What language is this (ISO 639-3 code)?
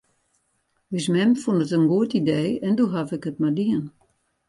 fry